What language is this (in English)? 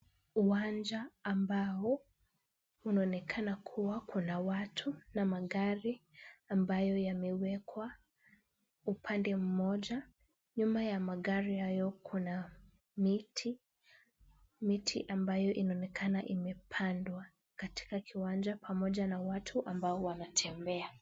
Swahili